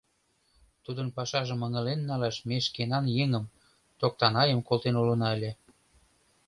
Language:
Mari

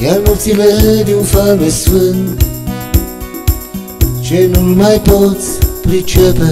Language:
Romanian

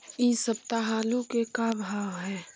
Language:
Magahi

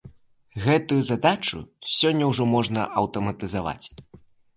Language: Belarusian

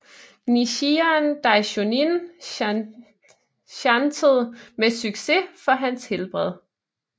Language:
Danish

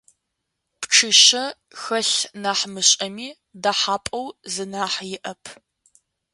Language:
Adyghe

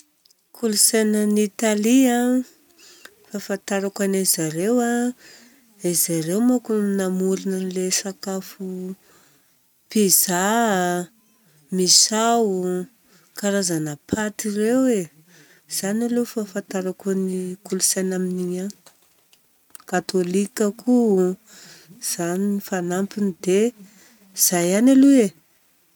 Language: Southern Betsimisaraka Malagasy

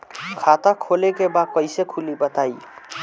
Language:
Bhojpuri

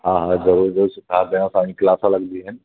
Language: Sindhi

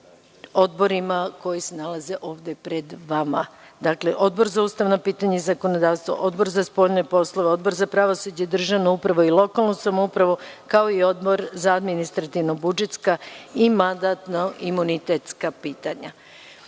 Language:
Serbian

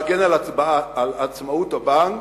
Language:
Hebrew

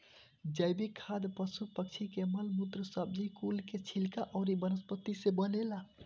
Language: Bhojpuri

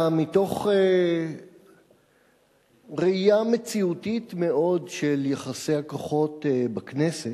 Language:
Hebrew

